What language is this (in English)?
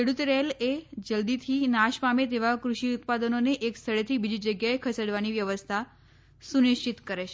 Gujarati